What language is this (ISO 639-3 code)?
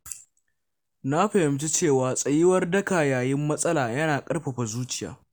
hau